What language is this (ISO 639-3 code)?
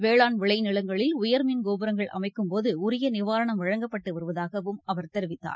tam